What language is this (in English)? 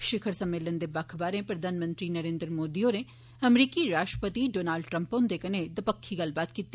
Dogri